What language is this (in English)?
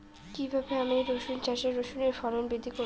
Bangla